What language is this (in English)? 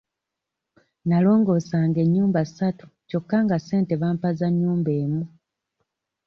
Ganda